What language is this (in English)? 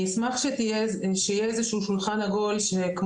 Hebrew